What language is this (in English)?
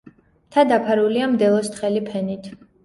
Georgian